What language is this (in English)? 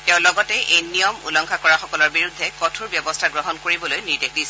Assamese